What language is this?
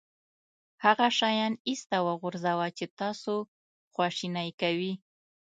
Pashto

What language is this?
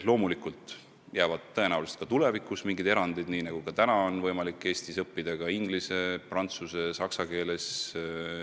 Estonian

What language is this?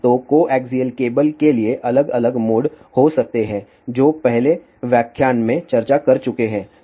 Hindi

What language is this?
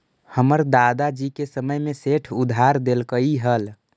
Magahi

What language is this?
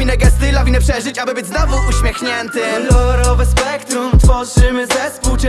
Polish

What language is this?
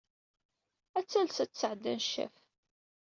Kabyle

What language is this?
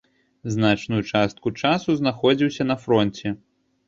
Belarusian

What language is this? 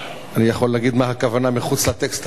Hebrew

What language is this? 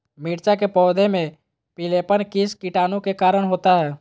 Magahi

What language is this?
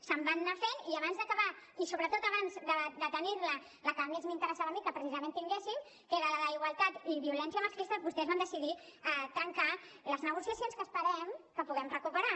Catalan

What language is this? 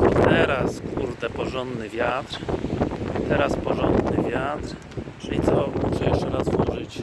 Polish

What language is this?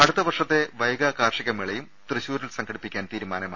Malayalam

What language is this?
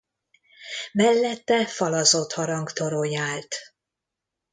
Hungarian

